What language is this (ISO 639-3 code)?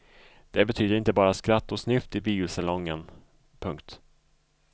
swe